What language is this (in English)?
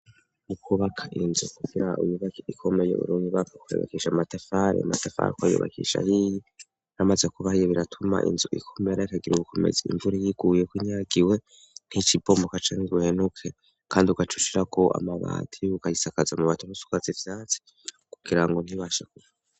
Rundi